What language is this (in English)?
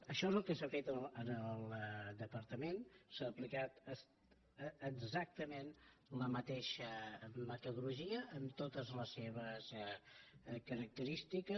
Catalan